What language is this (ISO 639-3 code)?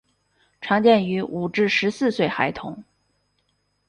zho